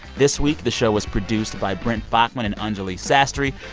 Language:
English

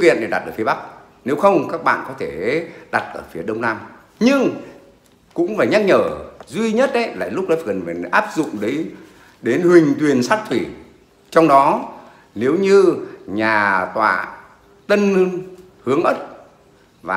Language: Vietnamese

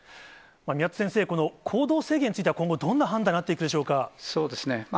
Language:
Japanese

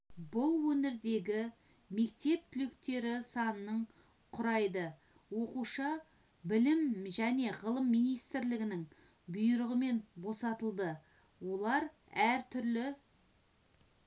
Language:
Kazakh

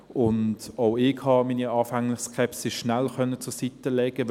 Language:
Swiss German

